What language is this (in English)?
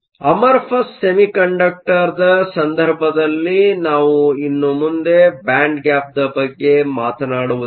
Kannada